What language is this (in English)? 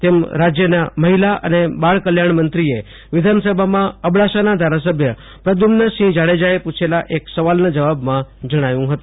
Gujarati